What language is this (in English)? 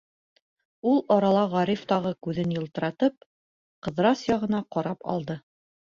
Bashkir